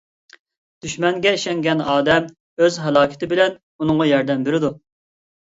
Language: Uyghur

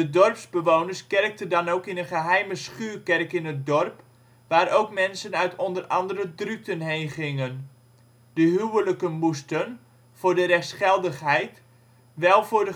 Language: Dutch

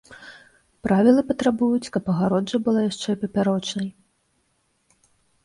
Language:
Belarusian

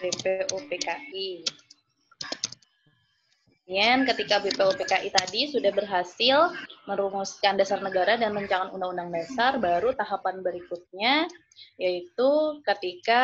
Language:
Indonesian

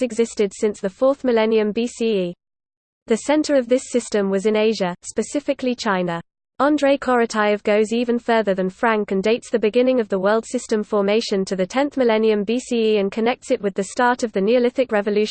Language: English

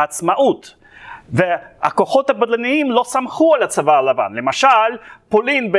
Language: Hebrew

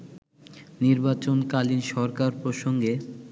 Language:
Bangla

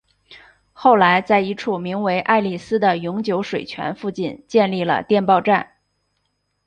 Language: Chinese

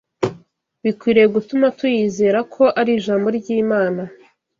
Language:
Kinyarwanda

